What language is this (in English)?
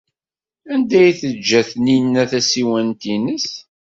Kabyle